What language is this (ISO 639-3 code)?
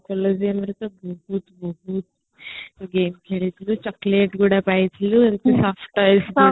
ori